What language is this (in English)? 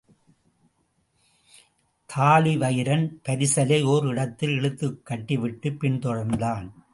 Tamil